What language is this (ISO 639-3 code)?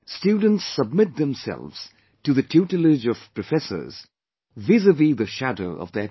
eng